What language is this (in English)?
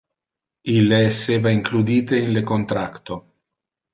Interlingua